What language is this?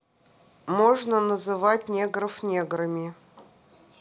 Russian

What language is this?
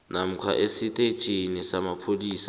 South Ndebele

